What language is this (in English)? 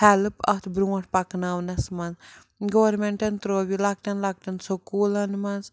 Kashmiri